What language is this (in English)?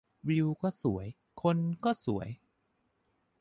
Thai